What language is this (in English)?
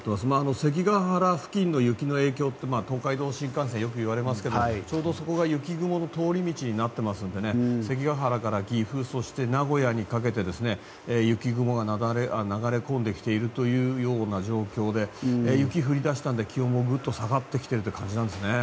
Japanese